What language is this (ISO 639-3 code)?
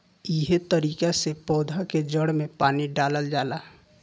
bho